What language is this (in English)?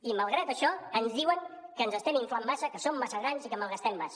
Catalan